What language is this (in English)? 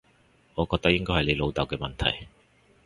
Cantonese